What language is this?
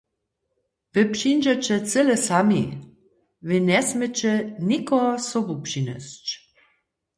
Upper Sorbian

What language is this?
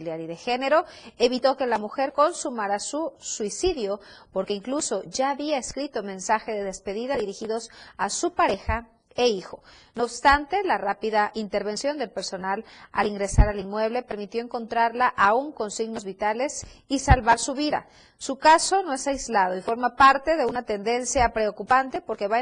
Spanish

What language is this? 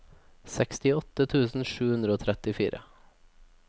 Norwegian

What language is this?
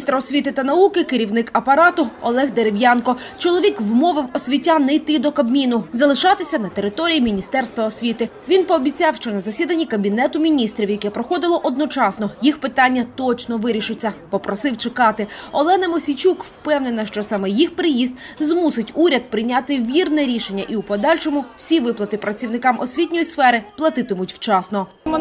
Ukrainian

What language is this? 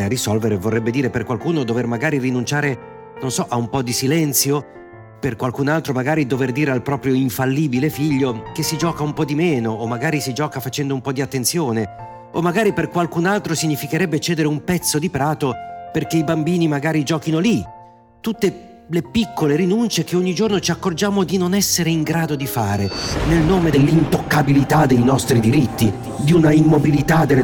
Italian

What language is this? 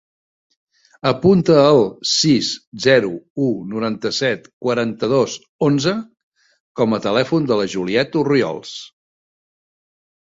Catalan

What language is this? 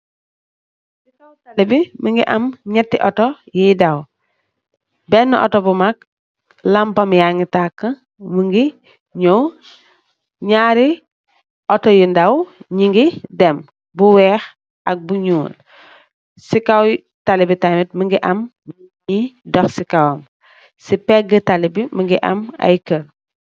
Wolof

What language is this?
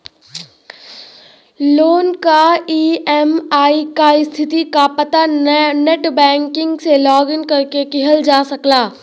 Bhojpuri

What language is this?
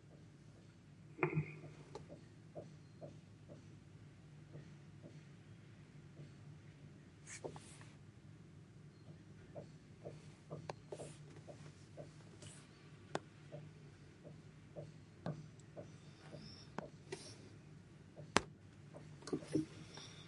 Bukar-Sadung Bidayuh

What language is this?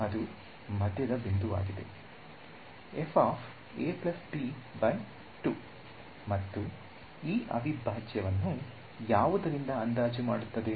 Kannada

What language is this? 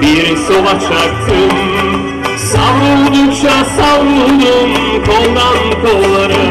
Turkish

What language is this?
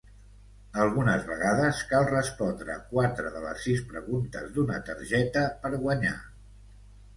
Catalan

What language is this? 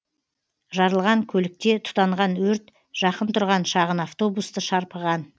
Kazakh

